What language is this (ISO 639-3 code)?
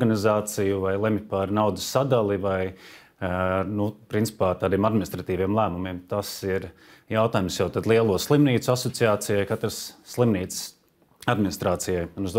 lav